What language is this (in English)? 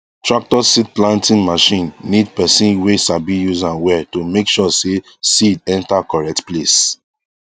Nigerian Pidgin